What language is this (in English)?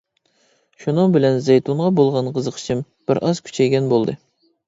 Uyghur